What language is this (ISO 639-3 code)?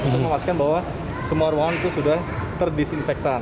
ind